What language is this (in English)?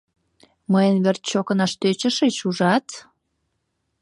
Mari